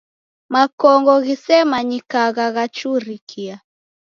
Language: Taita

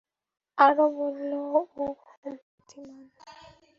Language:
Bangla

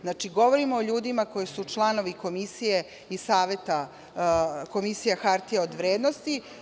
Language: Serbian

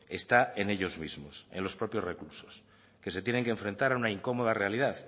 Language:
Spanish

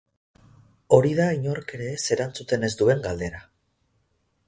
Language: Basque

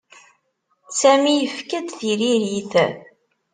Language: Kabyle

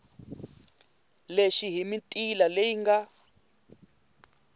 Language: Tsonga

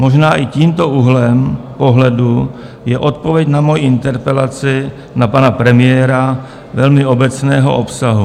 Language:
Czech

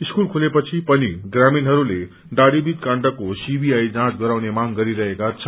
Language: Nepali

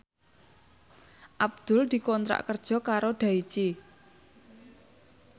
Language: Javanese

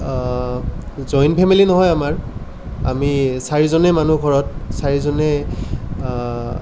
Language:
Assamese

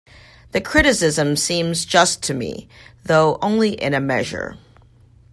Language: English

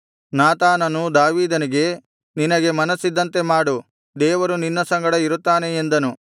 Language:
Kannada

